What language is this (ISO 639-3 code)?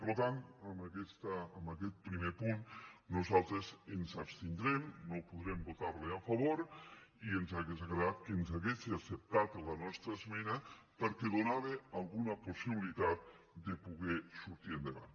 cat